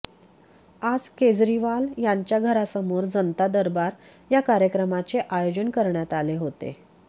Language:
Marathi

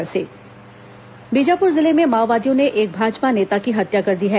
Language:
Hindi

